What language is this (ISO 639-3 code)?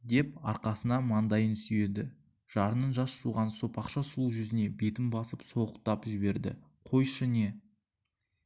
kaz